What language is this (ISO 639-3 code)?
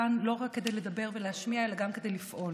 heb